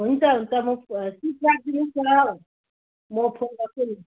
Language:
Nepali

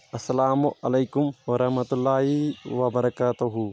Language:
Kashmiri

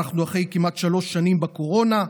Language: Hebrew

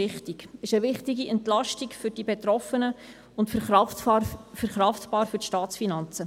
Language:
Swiss German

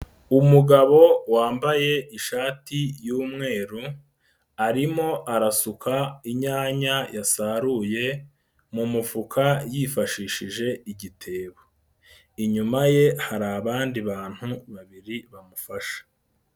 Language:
Kinyarwanda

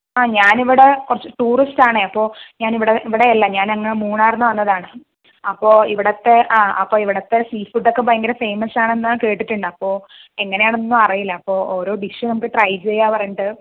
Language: Malayalam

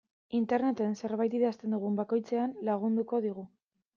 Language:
Basque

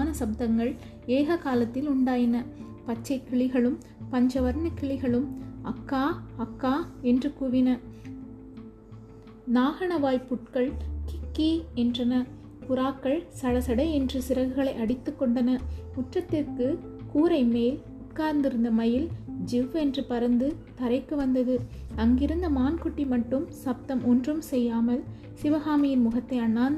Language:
Tamil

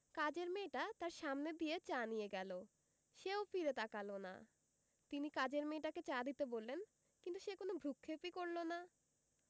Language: Bangla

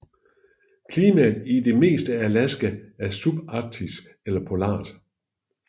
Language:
Danish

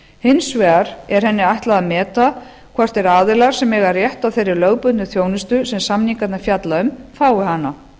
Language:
Icelandic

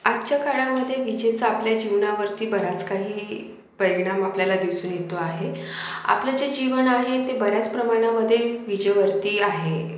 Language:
Marathi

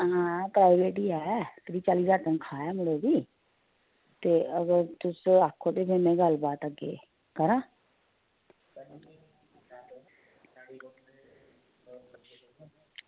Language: Dogri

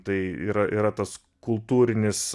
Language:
Lithuanian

